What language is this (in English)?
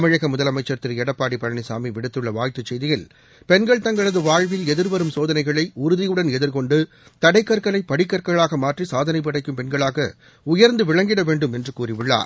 Tamil